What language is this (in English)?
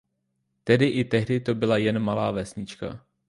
Czech